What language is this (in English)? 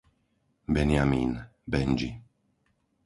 Slovak